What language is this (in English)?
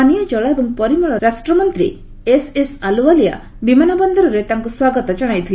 Odia